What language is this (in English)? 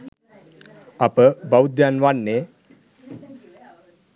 Sinhala